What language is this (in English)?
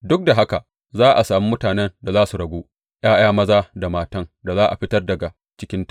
Hausa